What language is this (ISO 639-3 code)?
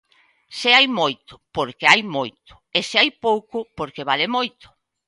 glg